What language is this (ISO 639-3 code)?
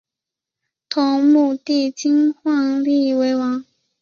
zho